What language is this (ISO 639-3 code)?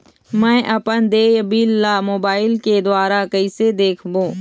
hne